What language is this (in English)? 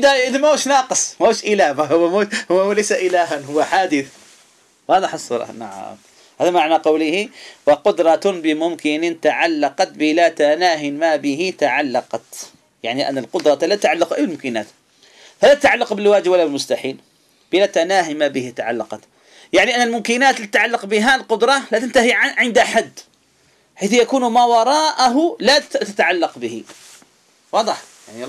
Arabic